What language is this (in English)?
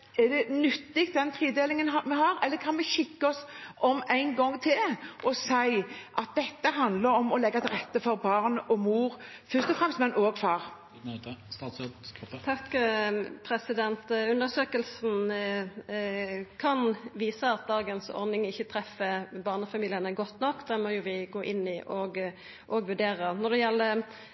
Norwegian